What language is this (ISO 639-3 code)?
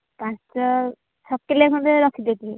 ori